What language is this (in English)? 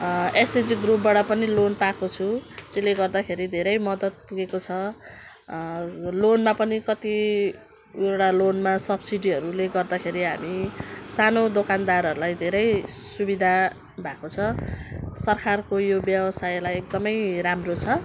Nepali